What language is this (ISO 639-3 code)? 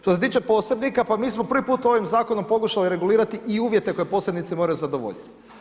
hrv